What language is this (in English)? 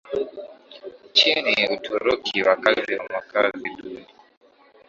Swahili